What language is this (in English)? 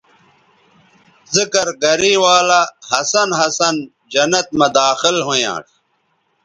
Bateri